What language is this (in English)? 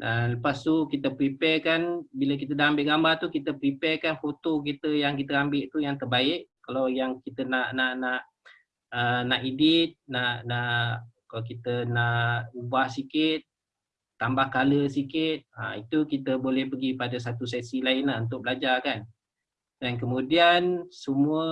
Malay